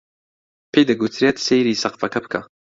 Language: Central Kurdish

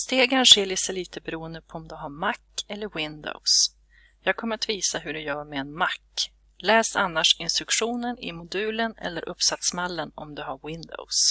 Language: Swedish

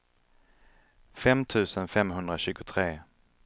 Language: Swedish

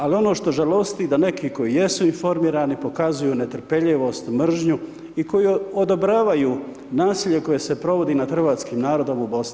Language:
Croatian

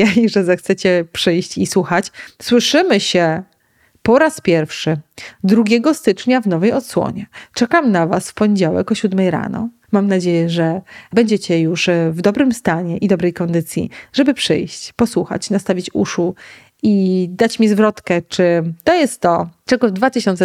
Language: Polish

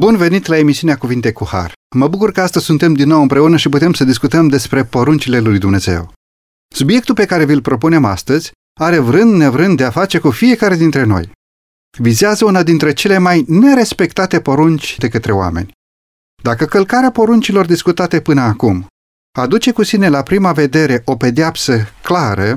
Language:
Romanian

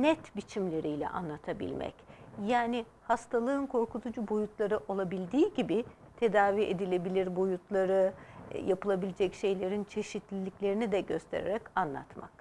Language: Turkish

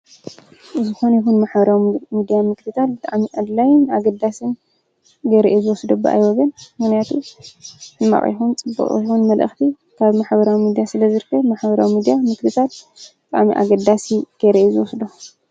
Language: Tigrinya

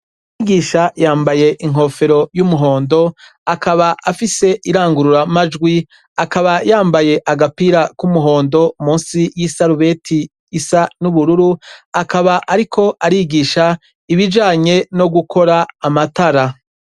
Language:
Rundi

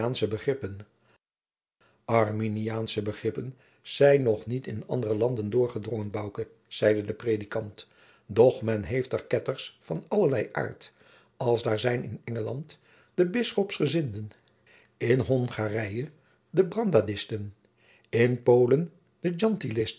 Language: Dutch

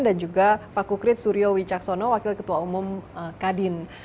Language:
Indonesian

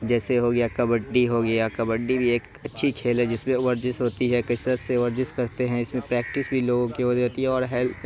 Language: Urdu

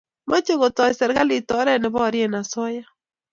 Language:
Kalenjin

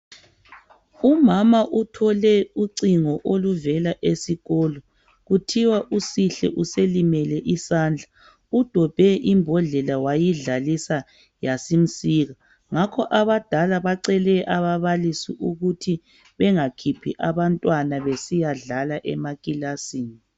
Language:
North Ndebele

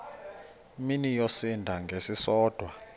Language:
Xhosa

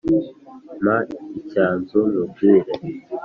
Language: Kinyarwanda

